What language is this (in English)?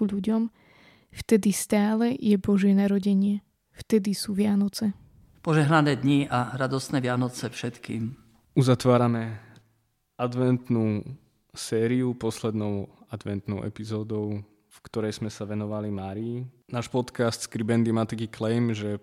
Slovak